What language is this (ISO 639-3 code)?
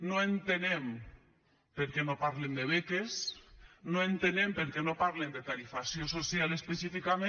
cat